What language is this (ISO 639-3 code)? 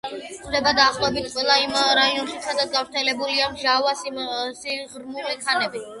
kat